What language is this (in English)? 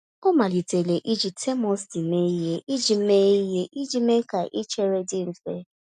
Igbo